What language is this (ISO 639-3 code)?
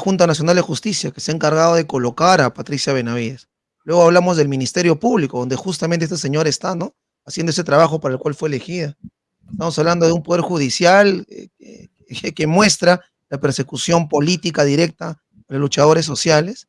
spa